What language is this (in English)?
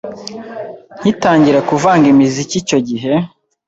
Kinyarwanda